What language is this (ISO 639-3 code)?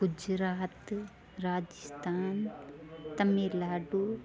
snd